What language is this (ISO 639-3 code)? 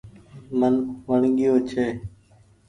gig